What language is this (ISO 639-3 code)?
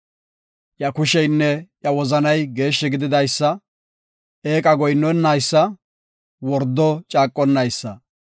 gof